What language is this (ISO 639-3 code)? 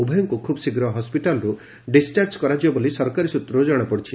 ori